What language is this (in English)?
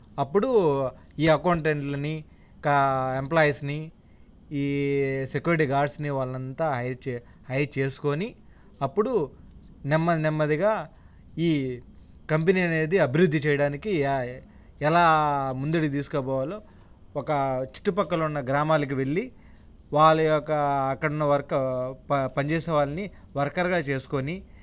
Telugu